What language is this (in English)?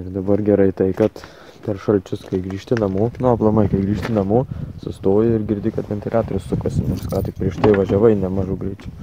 Lithuanian